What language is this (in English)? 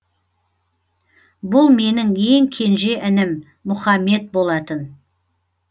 Kazakh